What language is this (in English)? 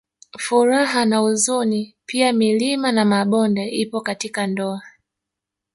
Swahili